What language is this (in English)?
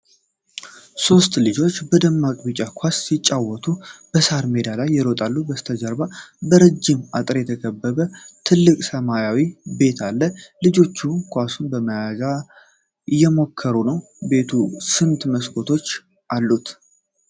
Amharic